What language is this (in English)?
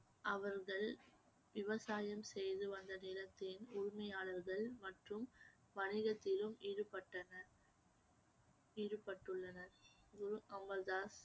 Tamil